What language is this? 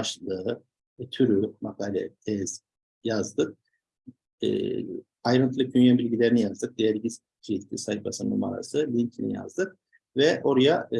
Turkish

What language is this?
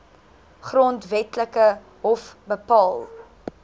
Afrikaans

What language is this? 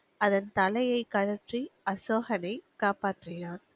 Tamil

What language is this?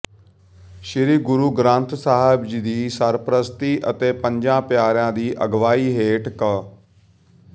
Punjabi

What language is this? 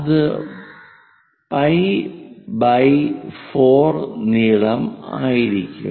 Malayalam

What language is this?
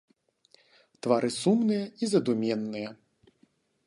Belarusian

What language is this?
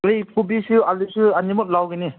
Manipuri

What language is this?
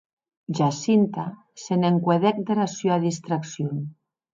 Occitan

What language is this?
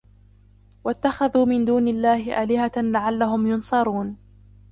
Arabic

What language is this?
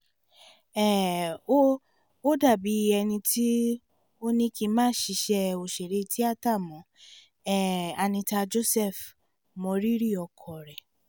Yoruba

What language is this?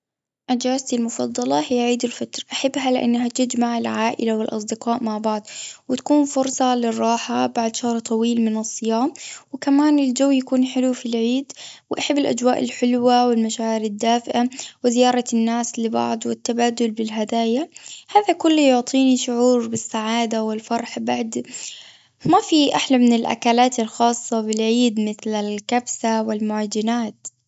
Gulf Arabic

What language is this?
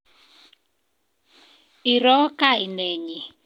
Kalenjin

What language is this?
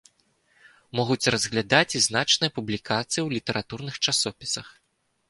Belarusian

